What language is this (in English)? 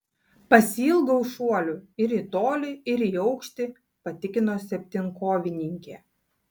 Lithuanian